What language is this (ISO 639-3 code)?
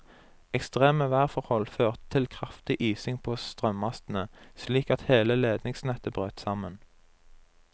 nor